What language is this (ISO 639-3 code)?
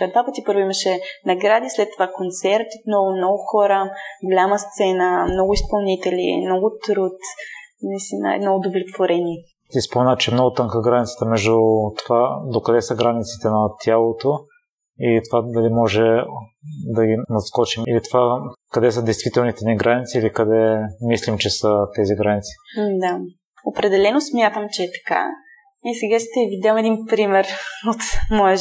bul